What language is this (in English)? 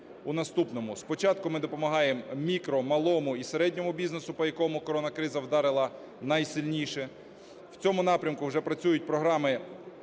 Ukrainian